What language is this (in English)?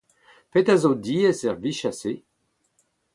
Breton